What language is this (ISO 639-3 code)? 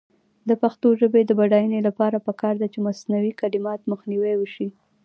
pus